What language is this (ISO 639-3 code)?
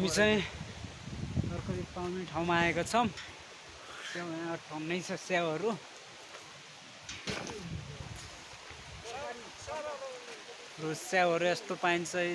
ara